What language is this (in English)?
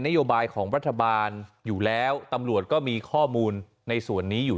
Thai